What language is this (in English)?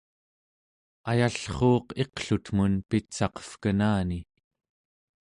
Central Yupik